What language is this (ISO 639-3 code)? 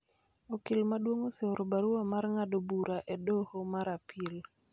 luo